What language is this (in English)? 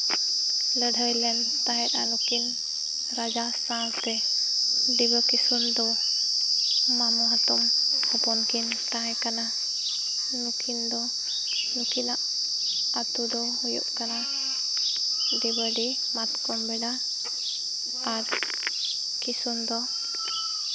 Santali